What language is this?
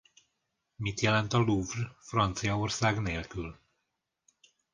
Hungarian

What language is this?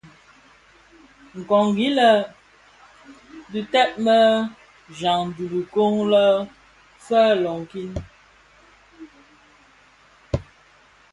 Bafia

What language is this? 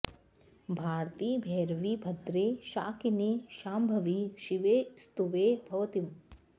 Sanskrit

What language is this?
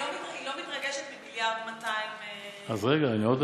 Hebrew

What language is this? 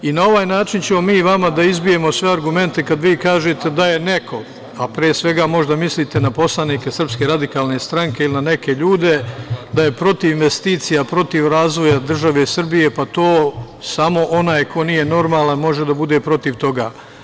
Serbian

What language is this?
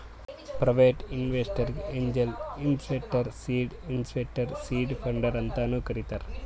Kannada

